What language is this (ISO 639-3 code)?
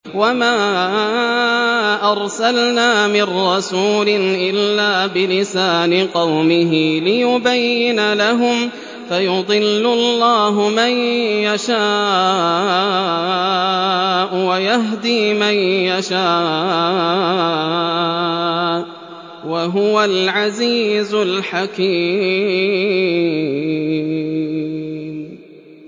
ara